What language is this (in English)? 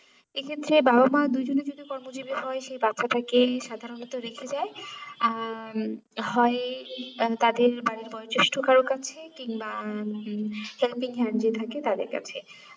Bangla